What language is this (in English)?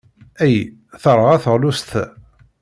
Kabyle